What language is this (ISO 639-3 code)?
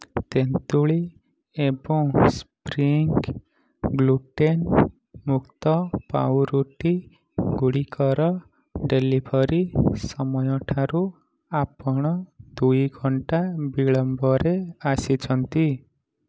ori